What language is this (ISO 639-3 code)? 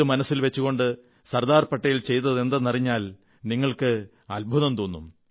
mal